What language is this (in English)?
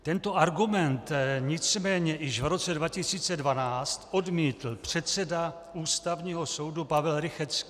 Czech